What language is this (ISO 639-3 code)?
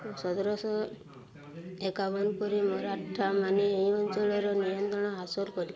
ori